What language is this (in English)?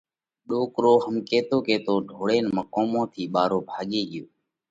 Parkari Koli